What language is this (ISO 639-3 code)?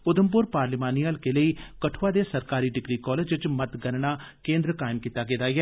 doi